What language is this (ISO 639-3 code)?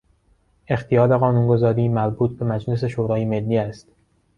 fas